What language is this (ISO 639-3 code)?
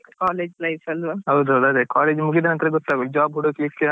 kan